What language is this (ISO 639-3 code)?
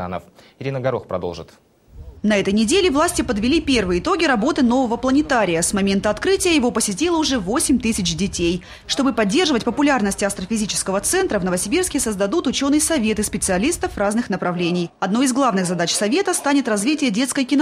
rus